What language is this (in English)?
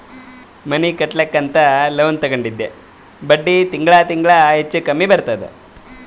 Kannada